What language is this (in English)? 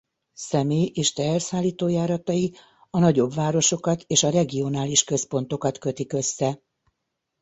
Hungarian